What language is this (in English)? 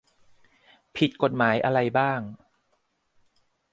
Thai